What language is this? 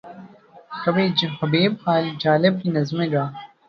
Urdu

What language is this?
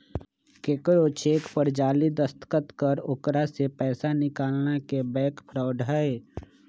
Magahi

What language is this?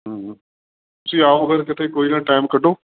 Punjabi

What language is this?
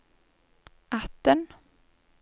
Norwegian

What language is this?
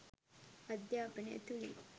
Sinhala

